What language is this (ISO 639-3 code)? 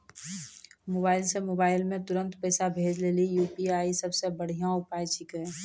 mai